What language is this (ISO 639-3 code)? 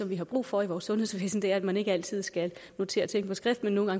dan